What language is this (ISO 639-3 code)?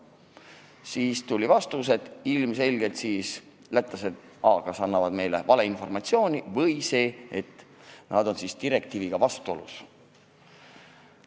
est